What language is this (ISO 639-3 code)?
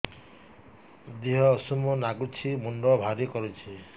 ori